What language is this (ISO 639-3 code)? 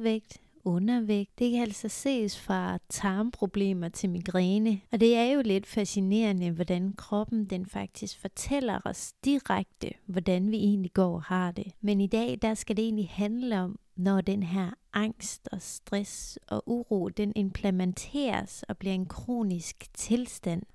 dan